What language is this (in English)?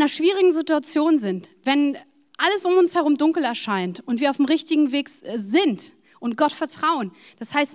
German